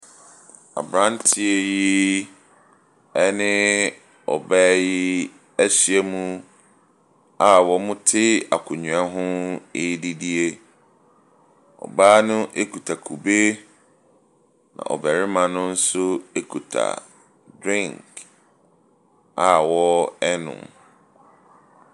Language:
Akan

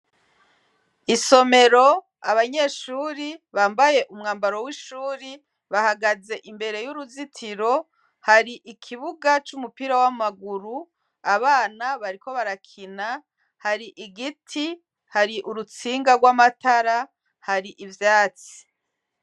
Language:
Rundi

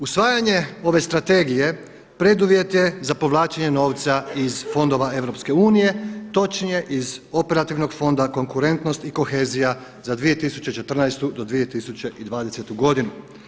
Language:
Croatian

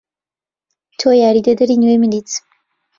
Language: Central Kurdish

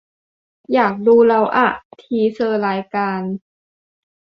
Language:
Thai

